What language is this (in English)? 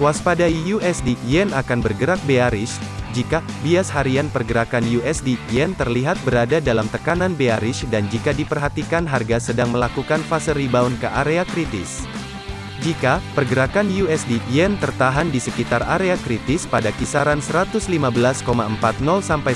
Indonesian